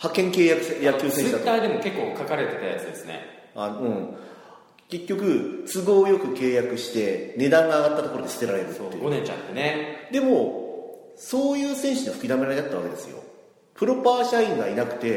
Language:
Japanese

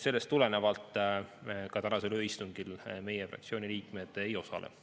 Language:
Estonian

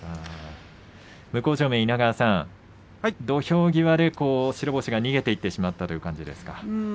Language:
Japanese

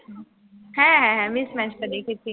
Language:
Bangla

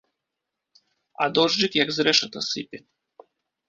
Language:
Belarusian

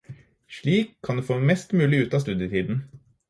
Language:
Norwegian Bokmål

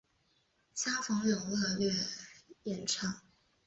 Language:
Chinese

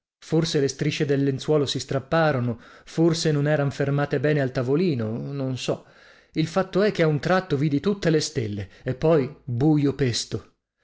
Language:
Italian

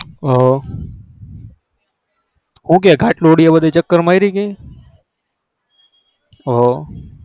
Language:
Gujarati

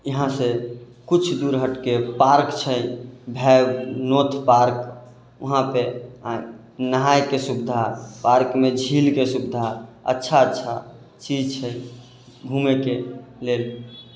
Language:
Maithili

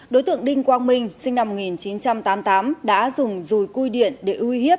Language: Vietnamese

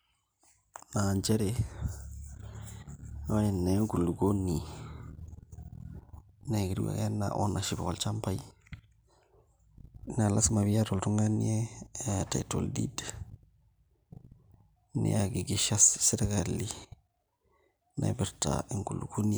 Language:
Masai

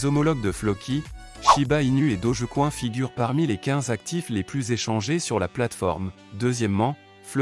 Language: French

